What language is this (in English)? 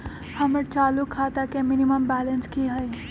Magahi